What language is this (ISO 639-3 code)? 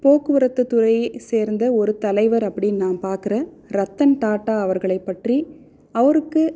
tam